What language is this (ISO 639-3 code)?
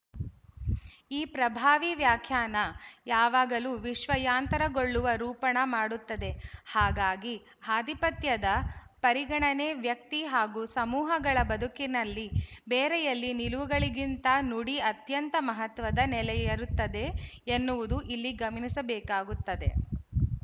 kan